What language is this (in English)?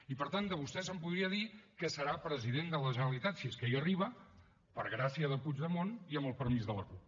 Catalan